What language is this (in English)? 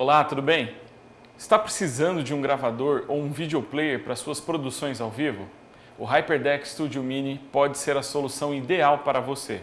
Portuguese